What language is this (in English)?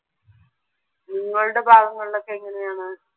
Malayalam